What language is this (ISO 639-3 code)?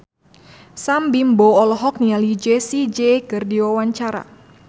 sun